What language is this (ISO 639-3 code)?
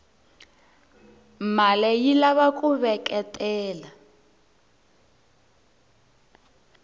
tso